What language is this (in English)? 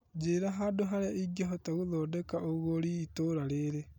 Kikuyu